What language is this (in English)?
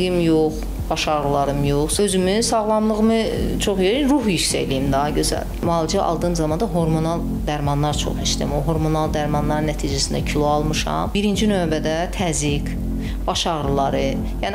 Turkish